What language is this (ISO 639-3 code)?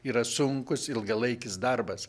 lit